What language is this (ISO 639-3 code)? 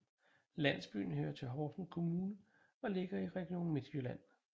dan